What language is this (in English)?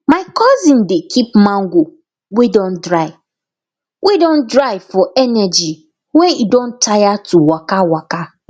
Nigerian Pidgin